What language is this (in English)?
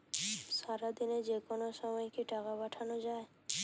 Bangla